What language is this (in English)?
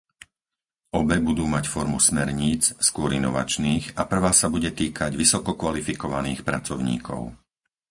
Slovak